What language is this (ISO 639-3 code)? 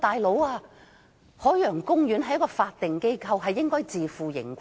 yue